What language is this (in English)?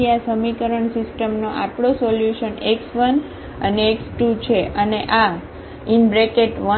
Gujarati